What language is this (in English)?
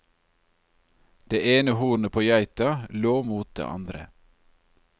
Norwegian